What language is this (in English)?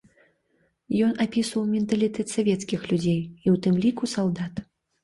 Belarusian